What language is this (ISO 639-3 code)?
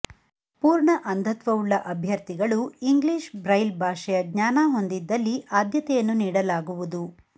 kan